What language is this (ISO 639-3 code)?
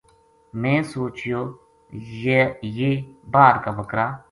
gju